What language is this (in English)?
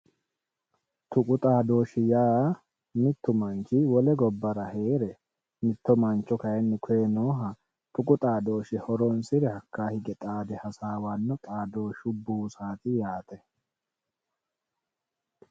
Sidamo